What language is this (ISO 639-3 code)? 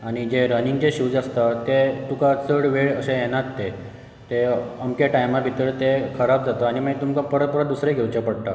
kok